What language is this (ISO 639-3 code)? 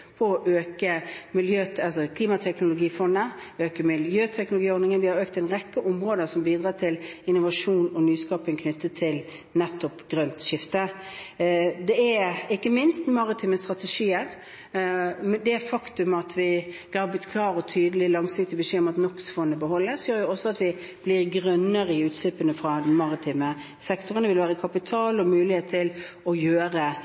nob